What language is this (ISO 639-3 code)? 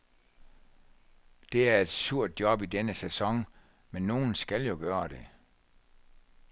dan